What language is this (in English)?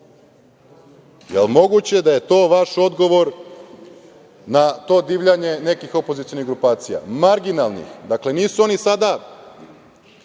Serbian